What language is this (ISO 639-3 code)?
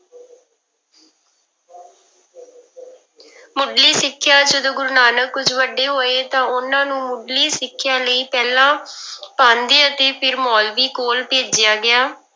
pan